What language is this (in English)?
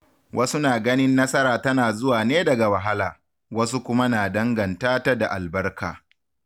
Hausa